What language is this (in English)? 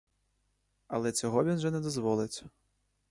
Ukrainian